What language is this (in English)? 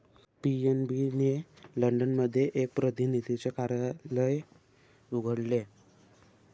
Marathi